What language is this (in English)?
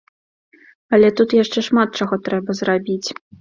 Belarusian